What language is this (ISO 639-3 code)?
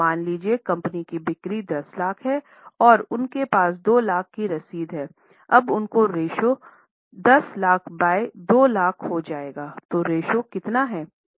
hin